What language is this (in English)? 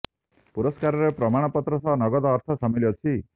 Odia